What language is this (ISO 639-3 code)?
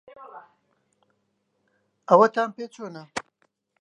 ckb